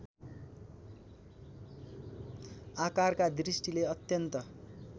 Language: Nepali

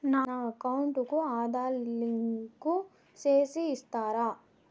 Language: Telugu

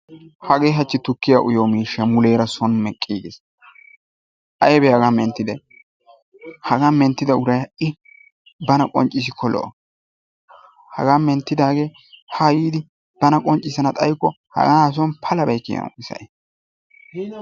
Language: Wolaytta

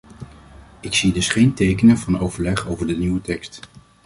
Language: Dutch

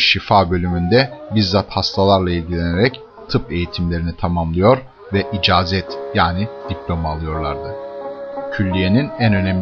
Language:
Turkish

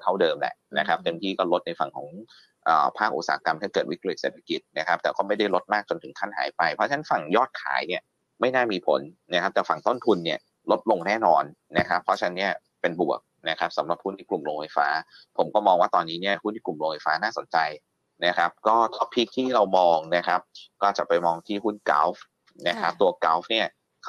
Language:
Thai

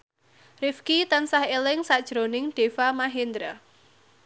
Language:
Javanese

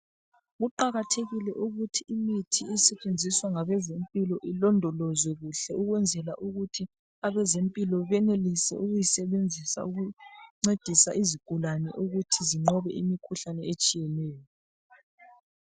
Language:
North Ndebele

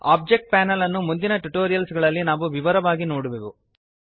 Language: Kannada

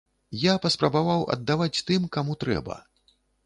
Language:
Belarusian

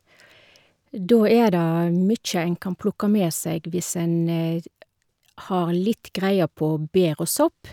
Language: Norwegian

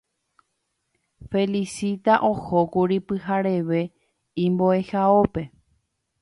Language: Guarani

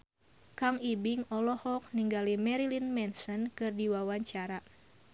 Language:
Sundanese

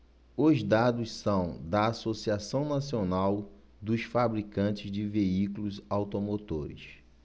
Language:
Portuguese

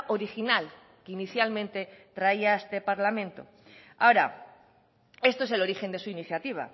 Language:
Spanish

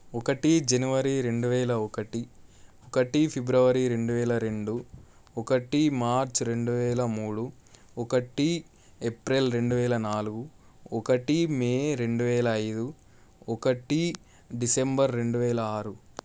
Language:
Telugu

